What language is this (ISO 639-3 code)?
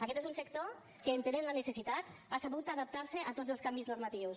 cat